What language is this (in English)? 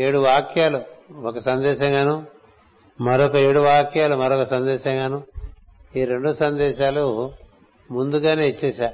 Telugu